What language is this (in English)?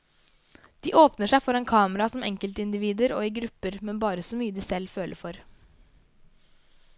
Norwegian